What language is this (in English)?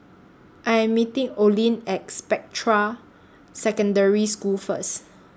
English